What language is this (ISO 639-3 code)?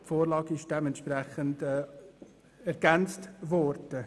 gsw